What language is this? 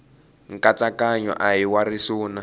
Tsonga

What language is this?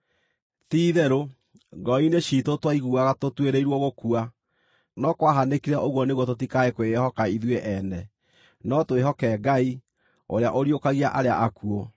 Kikuyu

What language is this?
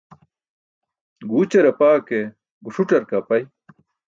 Burushaski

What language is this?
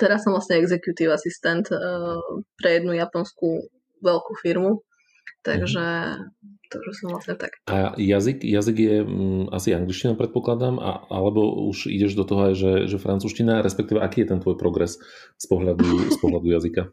Slovak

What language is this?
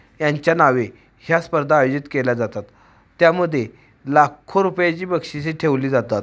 Marathi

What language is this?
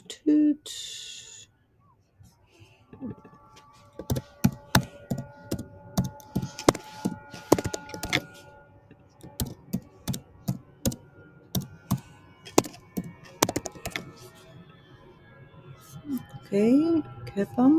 Dutch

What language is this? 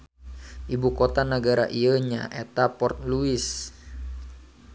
Sundanese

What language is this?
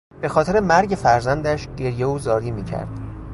Persian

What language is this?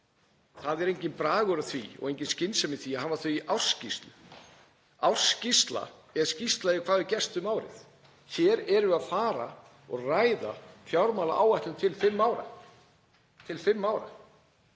Icelandic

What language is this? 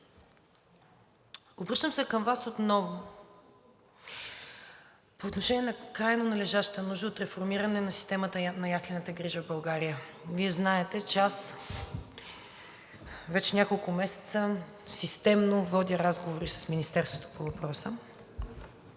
Bulgarian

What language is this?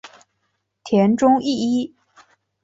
Chinese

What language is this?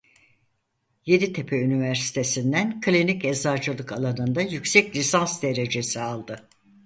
Turkish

